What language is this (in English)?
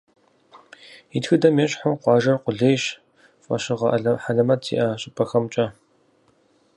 Kabardian